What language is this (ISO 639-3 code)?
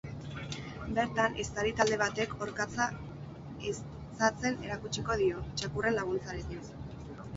eus